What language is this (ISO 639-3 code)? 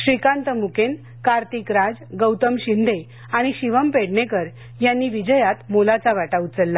mar